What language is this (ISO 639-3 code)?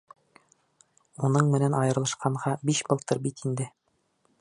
bak